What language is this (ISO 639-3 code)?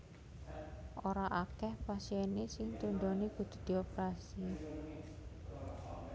jav